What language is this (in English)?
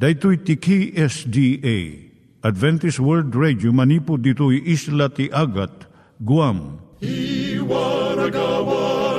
Filipino